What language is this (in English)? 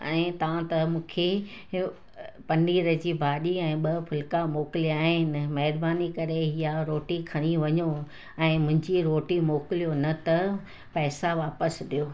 Sindhi